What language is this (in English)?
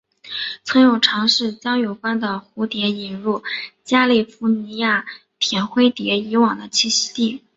Chinese